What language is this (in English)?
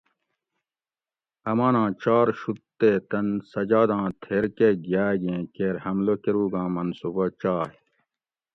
Gawri